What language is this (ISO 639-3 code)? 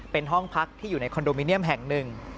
tha